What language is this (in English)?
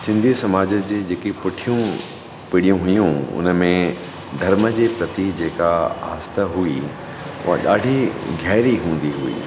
Sindhi